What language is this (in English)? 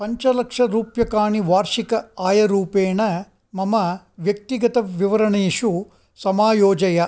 Sanskrit